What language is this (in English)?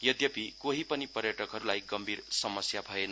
Nepali